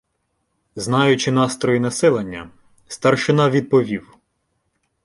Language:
Ukrainian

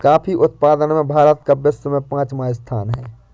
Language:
Hindi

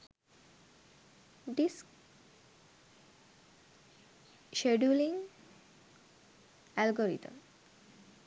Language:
Sinhala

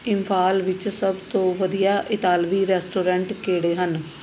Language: Punjabi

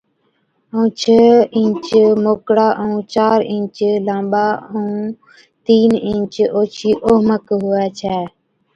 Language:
Od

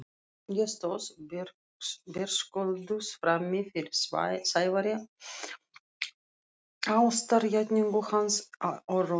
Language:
Icelandic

